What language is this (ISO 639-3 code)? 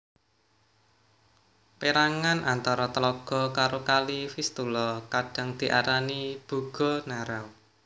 jav